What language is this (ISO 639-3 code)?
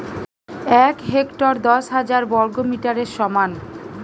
ben